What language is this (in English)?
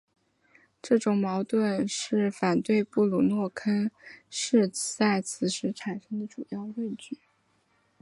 Chinese